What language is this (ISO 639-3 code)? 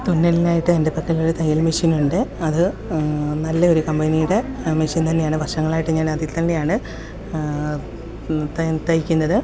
mal